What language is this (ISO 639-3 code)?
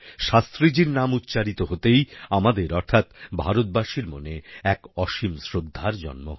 ben